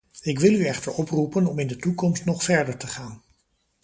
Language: Dutch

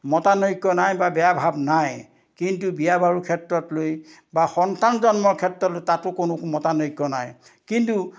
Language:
Assamese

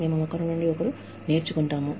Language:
Telugu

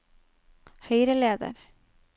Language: Norwegian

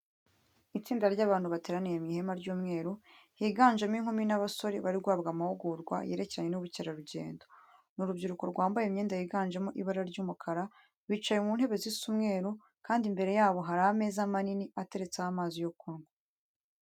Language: Kinyarwanda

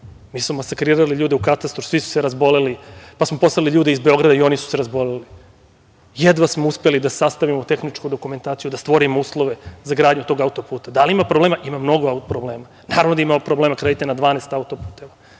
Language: Serbian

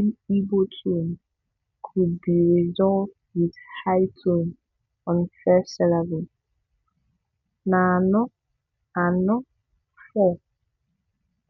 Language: Igbo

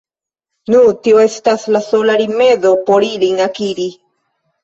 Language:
Esperanto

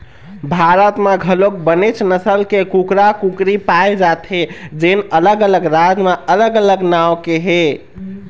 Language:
Chhattisgarhi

